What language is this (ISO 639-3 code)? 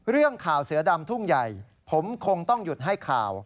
tha